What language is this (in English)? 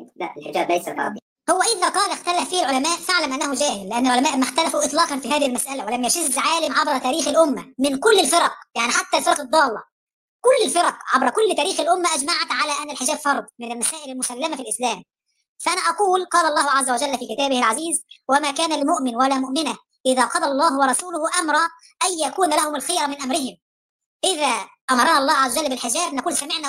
Arabic